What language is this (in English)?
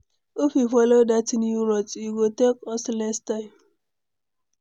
Nigerian Pidgin